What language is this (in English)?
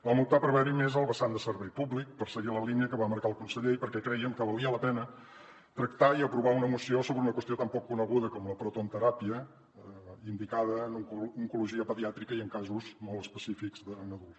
Catalan